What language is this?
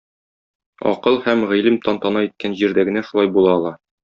Tatar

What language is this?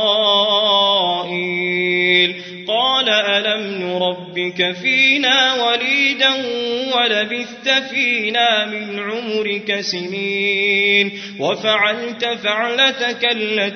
Arabic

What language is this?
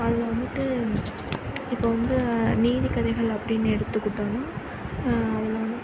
Tamil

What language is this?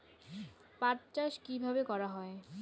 Bangla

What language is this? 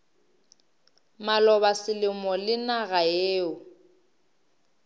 Northern Sotho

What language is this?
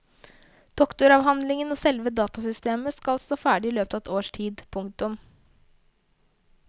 Norwegian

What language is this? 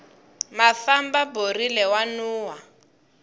Tsonga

